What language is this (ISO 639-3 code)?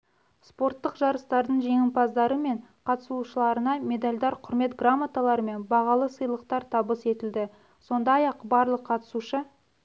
kaz